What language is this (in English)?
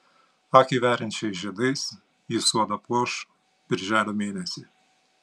Lithuanian